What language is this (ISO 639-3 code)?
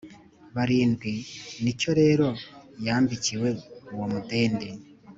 kin